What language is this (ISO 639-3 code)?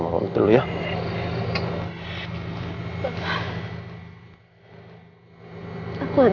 ind